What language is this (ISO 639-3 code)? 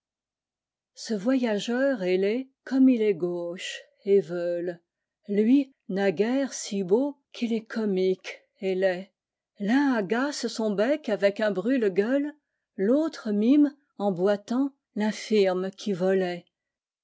fra